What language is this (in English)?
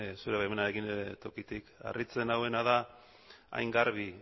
Basque